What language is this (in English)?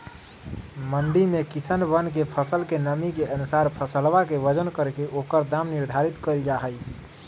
Magahi